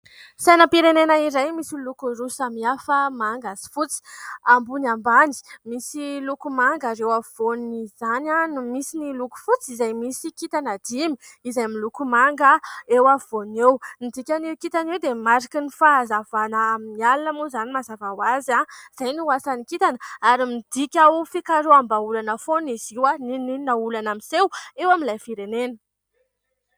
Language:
Malagasy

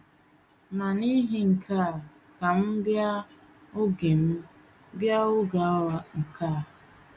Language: Igbo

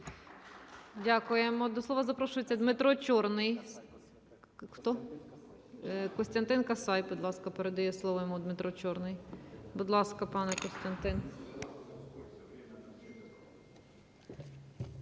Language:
Ukrainian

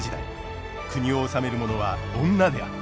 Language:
Japanese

